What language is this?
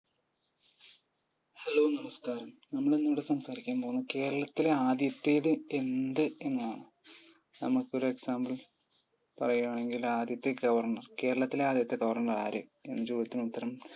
Malayalam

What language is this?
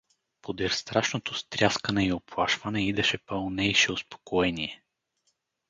Bulgarian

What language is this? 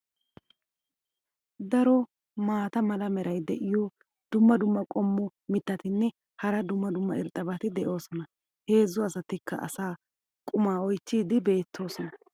Wolaytta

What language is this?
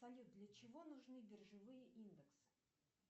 Russian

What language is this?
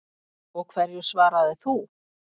Icelandic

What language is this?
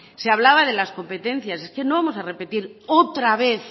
Spanish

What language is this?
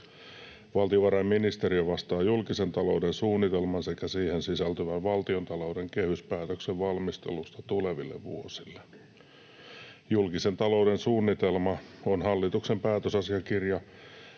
Finnish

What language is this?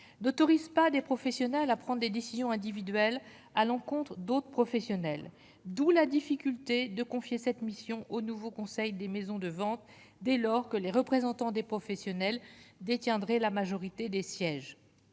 French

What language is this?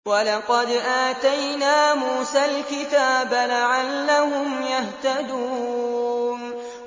Arabic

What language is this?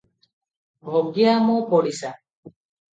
Odia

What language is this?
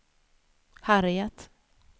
Swedish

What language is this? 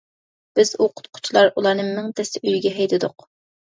Uyghur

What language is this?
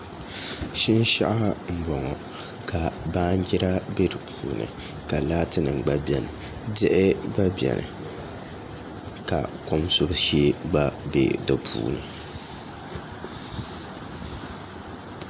Dagbani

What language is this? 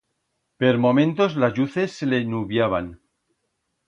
Aragonese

